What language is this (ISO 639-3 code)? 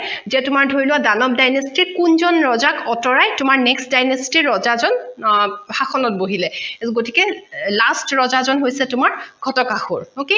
asm